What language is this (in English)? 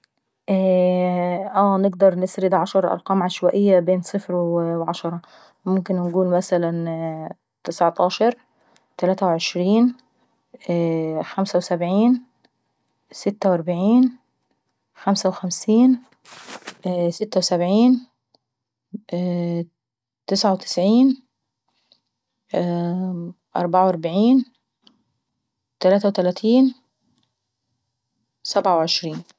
Saidi Arabic